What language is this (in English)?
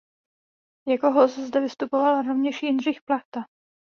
Czech